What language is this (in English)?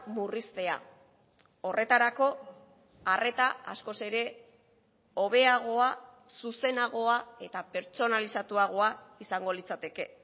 Basque